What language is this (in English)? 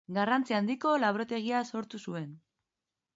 Basque